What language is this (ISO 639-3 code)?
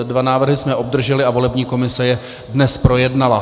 ces